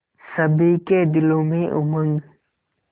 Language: Hindi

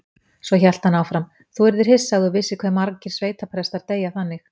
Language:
Icelandic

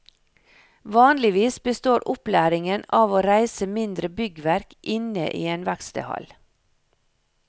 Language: Norwegian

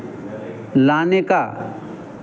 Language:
Hindi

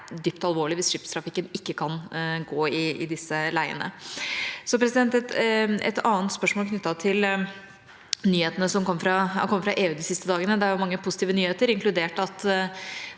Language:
Norwegian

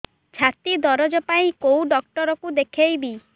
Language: Odia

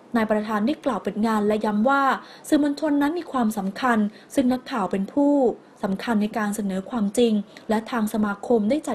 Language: Thai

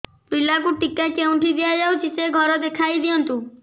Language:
Odia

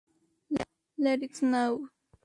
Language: Spanish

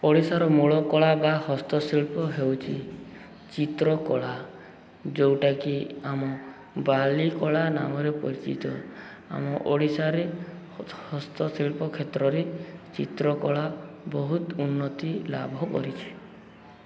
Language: Odia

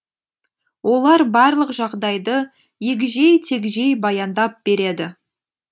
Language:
Kazakh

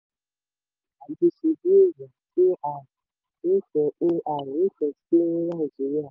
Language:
Yoruba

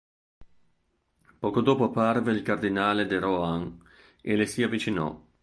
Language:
Italian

